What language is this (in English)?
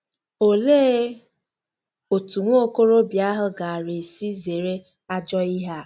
Igbo